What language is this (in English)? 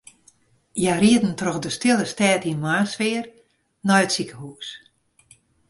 Western Frisian